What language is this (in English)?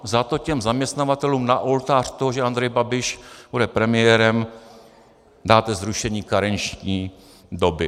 Czech